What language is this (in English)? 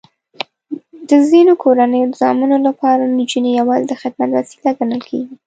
Pashto